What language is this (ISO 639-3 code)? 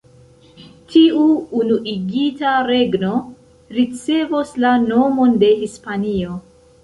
epo